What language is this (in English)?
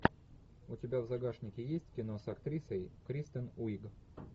Russian